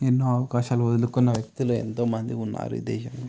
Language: Telugu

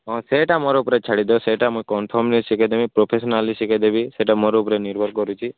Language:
Odia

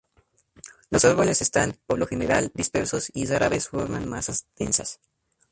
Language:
Spanish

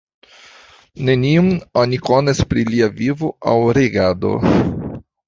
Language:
Esperanto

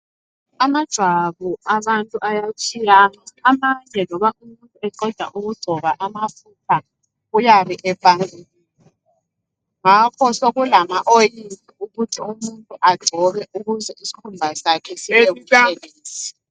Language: North Ndebele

